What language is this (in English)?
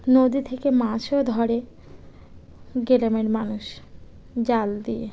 Bangla